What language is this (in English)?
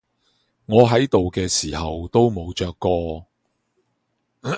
Cantonese